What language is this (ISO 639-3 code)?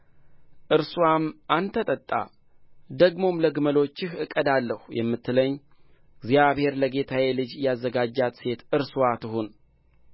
amh